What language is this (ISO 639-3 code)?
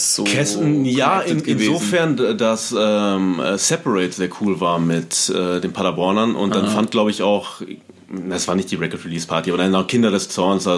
deu